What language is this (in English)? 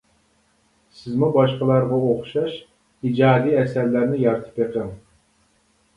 Uyghur